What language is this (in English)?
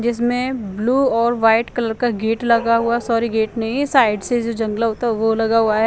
Hindi